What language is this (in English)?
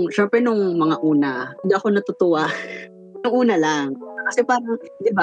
Filipino